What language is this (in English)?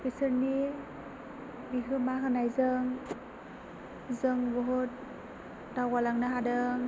Bodo